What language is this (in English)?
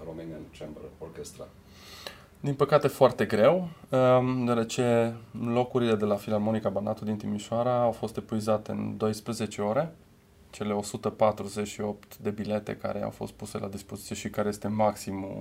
Romanian